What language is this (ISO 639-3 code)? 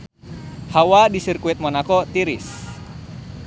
sun